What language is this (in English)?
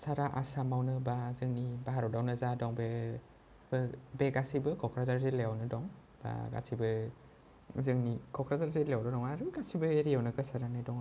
Bodo